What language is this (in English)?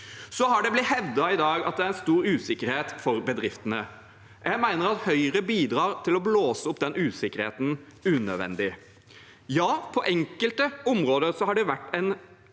Norwegian